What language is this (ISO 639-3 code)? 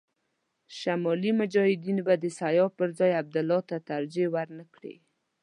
pus